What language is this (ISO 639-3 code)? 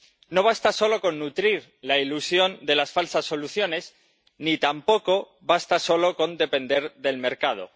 spa